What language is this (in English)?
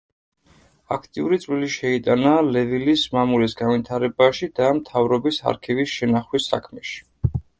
Georgian